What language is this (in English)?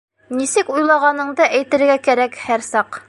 Bashkir